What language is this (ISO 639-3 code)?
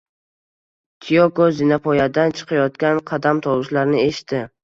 uzb